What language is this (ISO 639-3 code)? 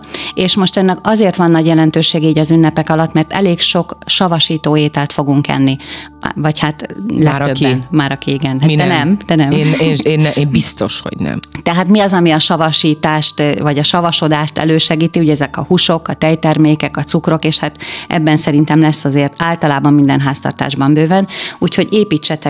hun